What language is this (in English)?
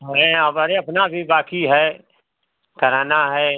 Hindi